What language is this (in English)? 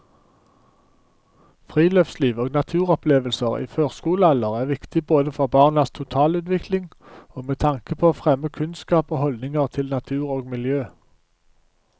Norwegian